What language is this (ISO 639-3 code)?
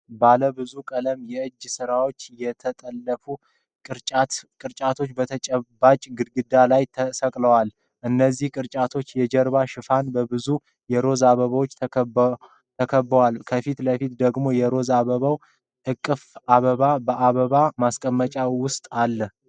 amh